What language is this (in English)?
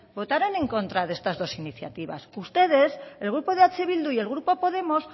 Spanish